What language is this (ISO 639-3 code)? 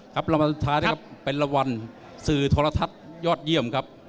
tha